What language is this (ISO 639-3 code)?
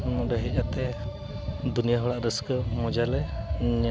sat